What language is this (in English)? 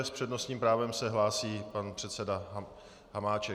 Czech